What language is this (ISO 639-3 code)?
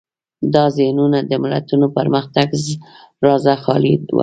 pus